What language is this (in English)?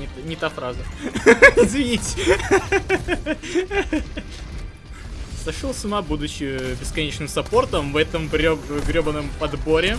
Russian